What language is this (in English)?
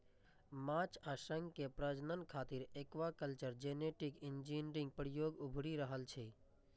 Maithili